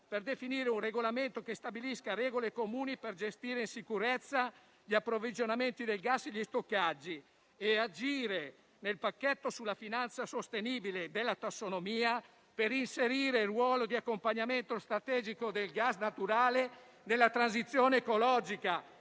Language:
Italian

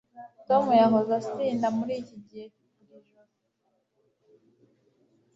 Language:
Kinyarwanda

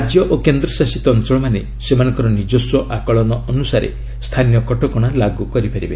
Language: Odia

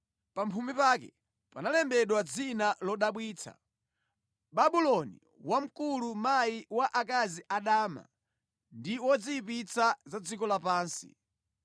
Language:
Nyanja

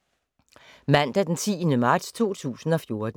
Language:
Danish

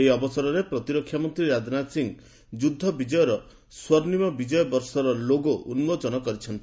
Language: Odia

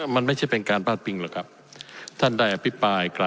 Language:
Thai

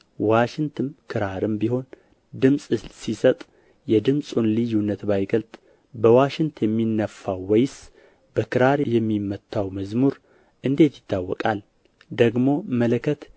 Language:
Amharic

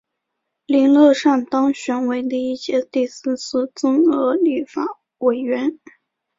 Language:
Chinese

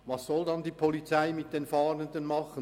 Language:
Swiss German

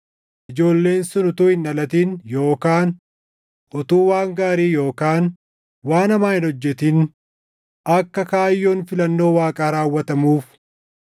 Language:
Oromo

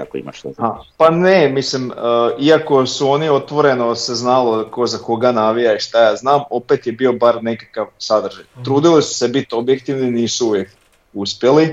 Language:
Croatian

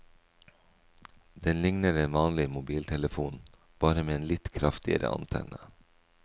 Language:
Norwegian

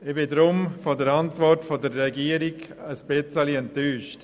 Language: Swiss German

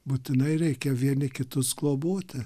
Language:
Lithuanian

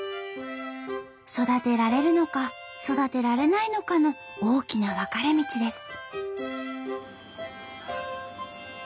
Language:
Japanese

